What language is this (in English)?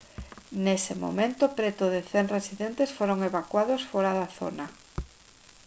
Galician